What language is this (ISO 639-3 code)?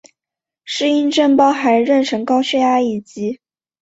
zho